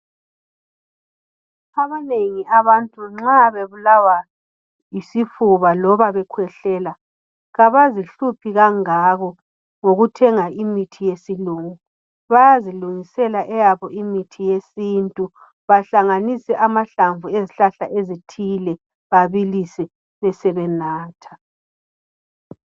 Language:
North Ndebele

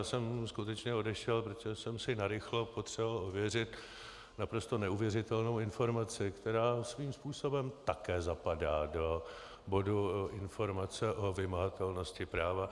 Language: Czech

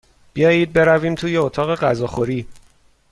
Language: Persian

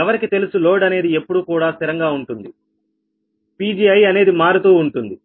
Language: Telugu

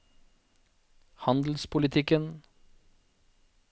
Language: Norwegian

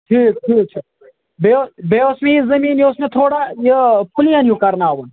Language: Kashmiri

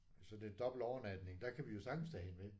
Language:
Danish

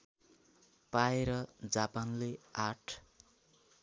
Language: Nepali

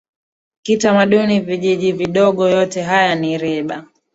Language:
Swahili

